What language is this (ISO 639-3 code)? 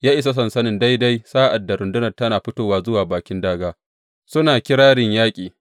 hau